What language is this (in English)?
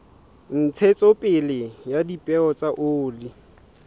Southern Sotho